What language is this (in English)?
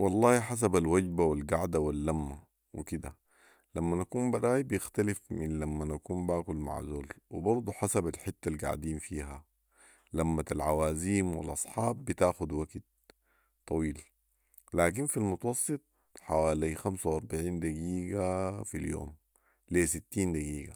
Sudanese Arabic